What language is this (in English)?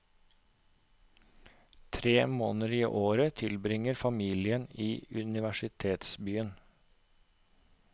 Norwegian